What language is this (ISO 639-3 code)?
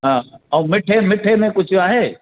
snd